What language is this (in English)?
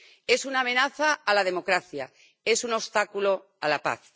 Spanish